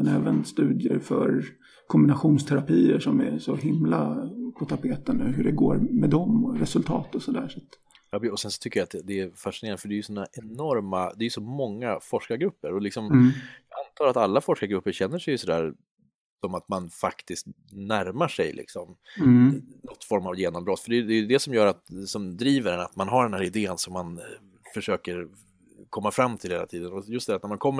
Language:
Swedish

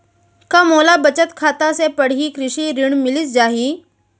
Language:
Chhattisgarhi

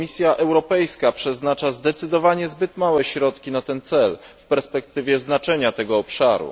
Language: Polish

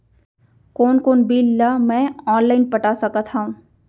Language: Chhattisgarhi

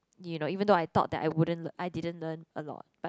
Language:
English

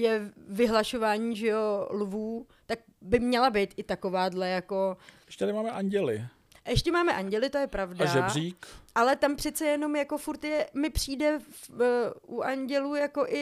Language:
Czech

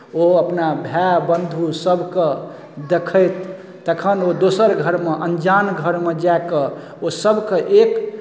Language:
Maithili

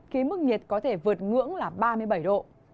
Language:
Vietnamese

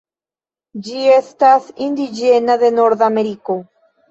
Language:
Esperanto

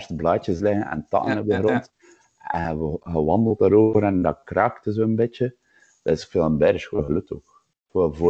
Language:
Dutch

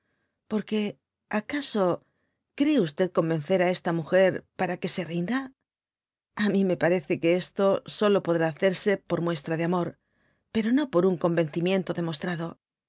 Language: Spanish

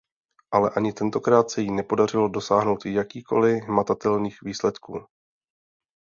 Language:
Czech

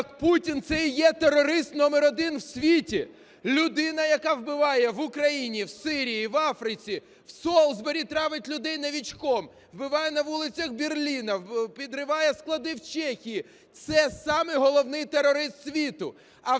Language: Ukrainian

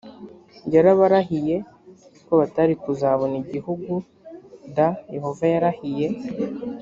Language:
Kinyarwanda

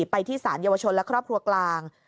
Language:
Thai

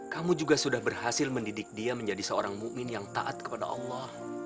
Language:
Indonesian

